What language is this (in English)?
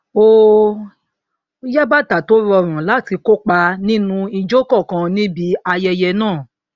Yoruba